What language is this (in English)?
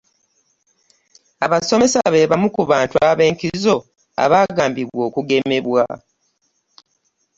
Ganda